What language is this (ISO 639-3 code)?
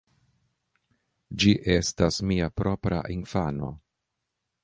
epo